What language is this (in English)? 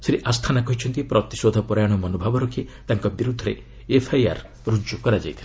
Odia